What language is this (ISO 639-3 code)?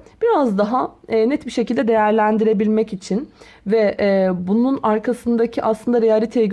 tur